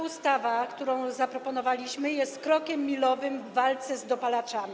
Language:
Polish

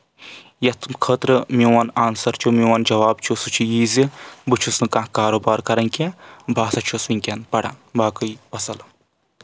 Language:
Kashmiri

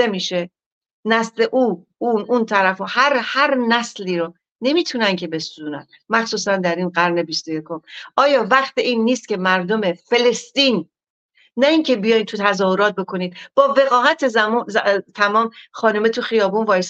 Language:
Persian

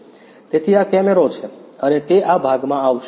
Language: Gujarati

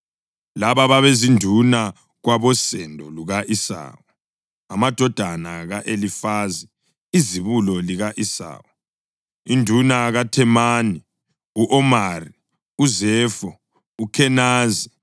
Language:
North Ndebele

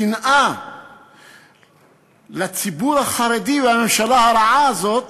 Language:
Hebrew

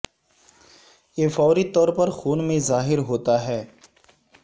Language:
Urdu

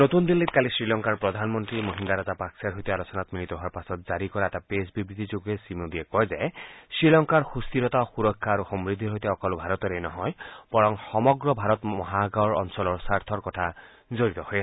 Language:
Assamese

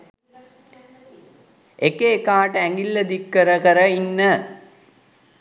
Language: Sinhala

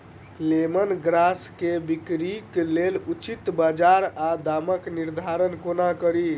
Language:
Maithili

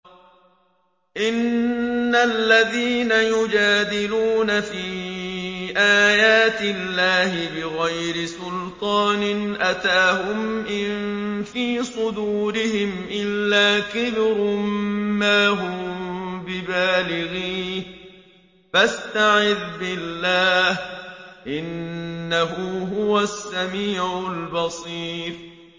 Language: Arabic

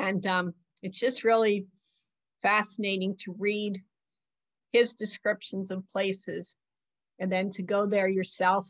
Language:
English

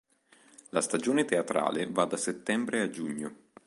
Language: Italian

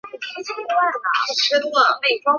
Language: Chinese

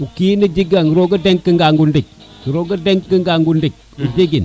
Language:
Serer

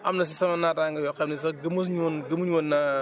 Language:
Wolof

